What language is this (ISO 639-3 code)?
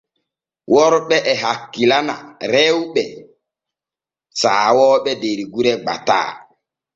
fue